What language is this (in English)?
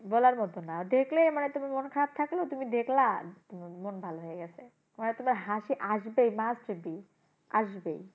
Bangla